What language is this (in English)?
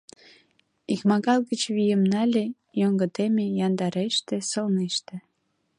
Mari